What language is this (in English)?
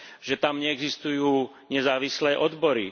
Slovak